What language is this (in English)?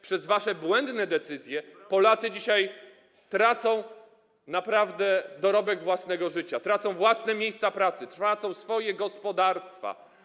Polish